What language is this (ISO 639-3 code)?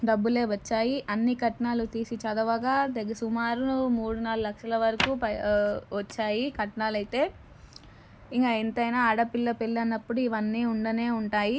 tel